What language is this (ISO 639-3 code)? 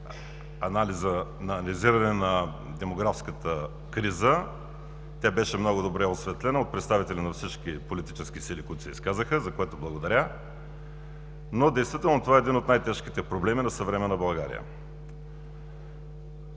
bul